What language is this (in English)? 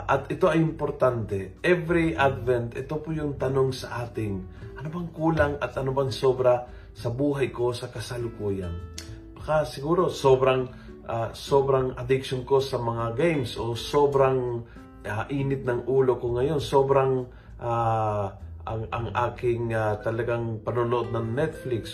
Filipino